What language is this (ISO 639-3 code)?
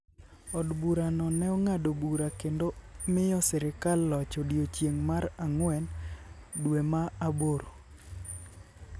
luo